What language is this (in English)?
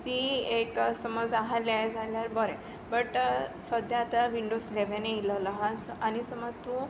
Konkani